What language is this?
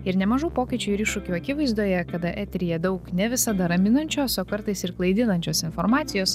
Lithuanian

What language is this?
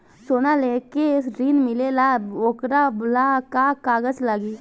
Bhojpuri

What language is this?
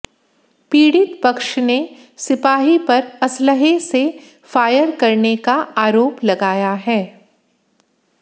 Hindi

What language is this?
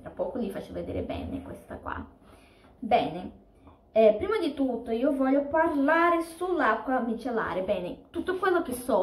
Italian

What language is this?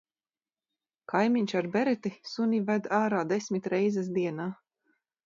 Latvian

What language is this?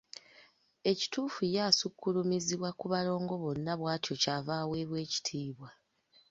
Ganda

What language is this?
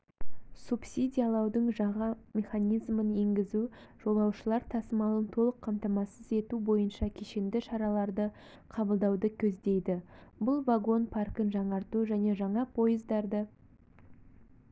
Kazakh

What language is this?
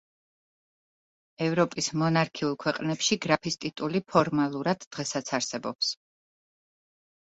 Georgian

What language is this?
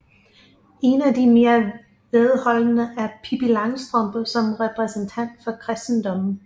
Danish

